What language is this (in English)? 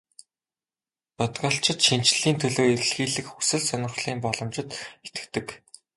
Mongolian